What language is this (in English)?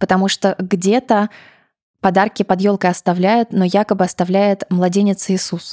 Russian